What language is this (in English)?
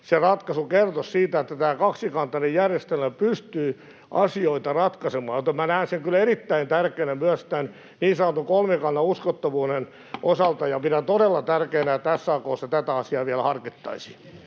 Finnish